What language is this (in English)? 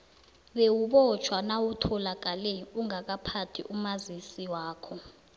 South Ndebele